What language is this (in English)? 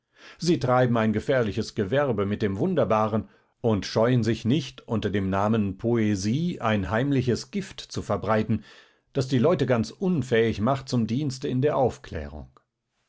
German